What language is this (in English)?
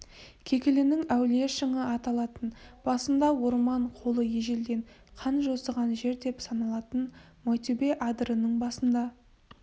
Kazakh